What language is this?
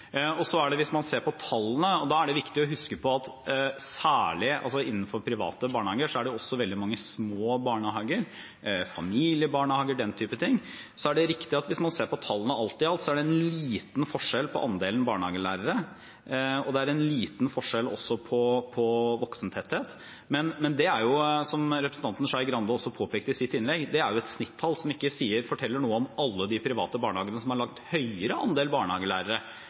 Norwegian Bokmål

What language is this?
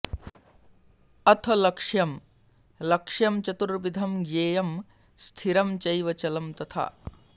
Sanskrit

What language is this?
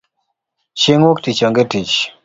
Luo (Kenya and Tanzania)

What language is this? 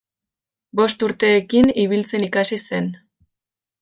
Basque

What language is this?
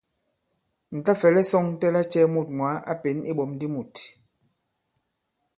Bankon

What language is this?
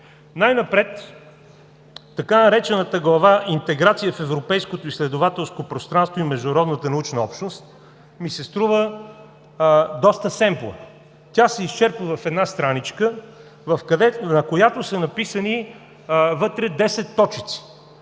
Bulgarian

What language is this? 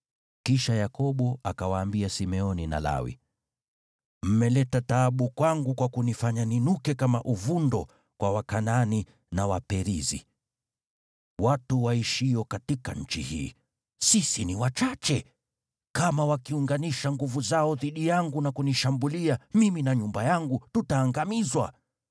Swahili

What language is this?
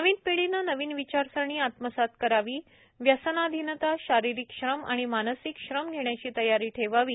Marathi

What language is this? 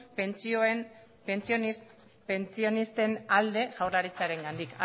Basque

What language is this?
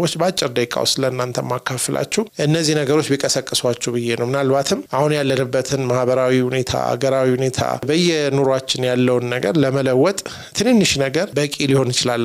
Arabic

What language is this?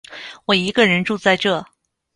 Chinese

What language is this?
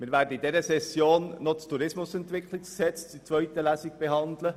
Swiss German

